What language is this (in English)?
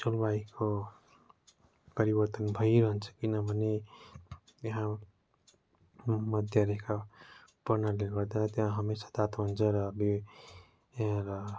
Nepali